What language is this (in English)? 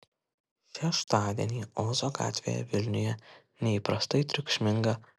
Lithuanian